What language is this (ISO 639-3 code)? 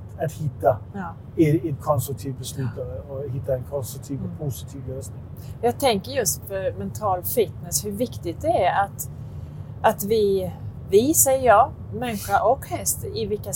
swe